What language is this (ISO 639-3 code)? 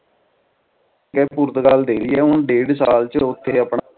pan